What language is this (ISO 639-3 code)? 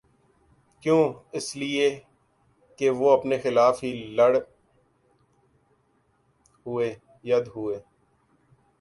urd